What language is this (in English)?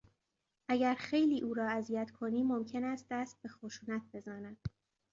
Persian